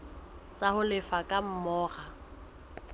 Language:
Southern Sotho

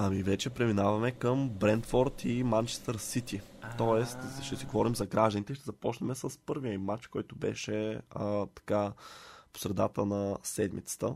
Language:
Bulgarian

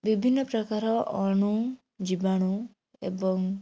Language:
Odia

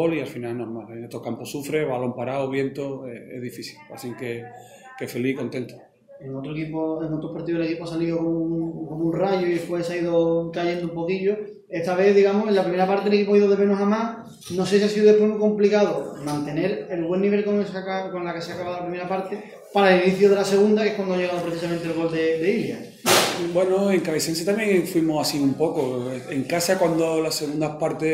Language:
Spanish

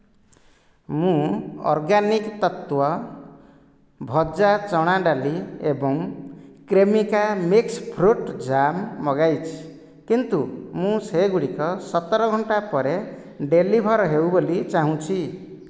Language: Odia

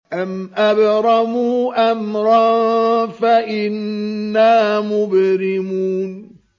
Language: Arabic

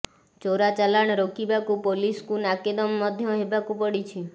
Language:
Odia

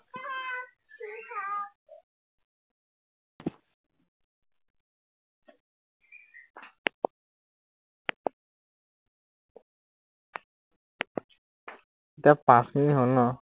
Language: Assamese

